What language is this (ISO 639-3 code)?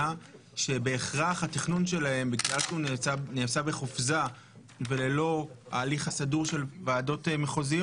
heb